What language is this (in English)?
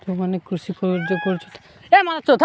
Odia